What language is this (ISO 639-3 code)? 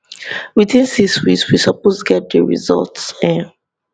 pcm